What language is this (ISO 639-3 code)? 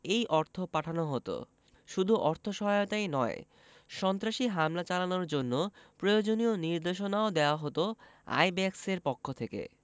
ben